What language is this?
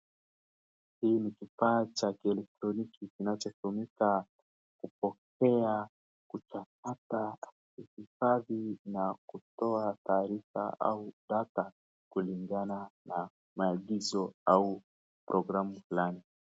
Swahili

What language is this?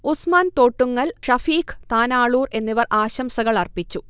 Malayalam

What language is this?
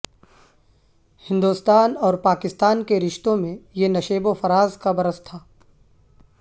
Urdu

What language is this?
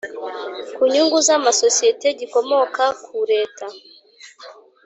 Kinyarwanda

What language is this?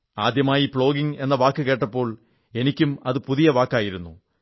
Malayalam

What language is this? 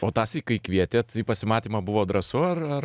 Lithuanian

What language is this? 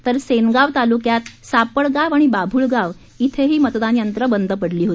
Marathi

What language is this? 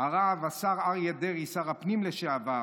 Hebrew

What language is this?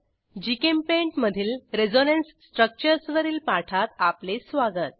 Marathi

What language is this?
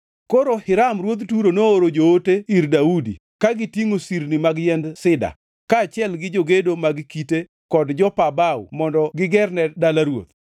Luo (Kenya and Tanzania)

